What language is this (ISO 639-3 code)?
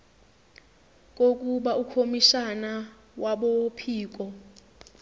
zul